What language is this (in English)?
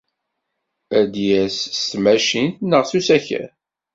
Kabyle